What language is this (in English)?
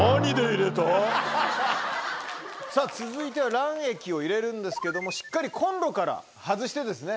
Japanese